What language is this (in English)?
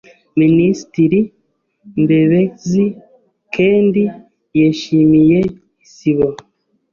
Kinyarwanda